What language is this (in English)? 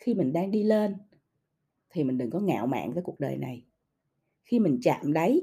Vietnamese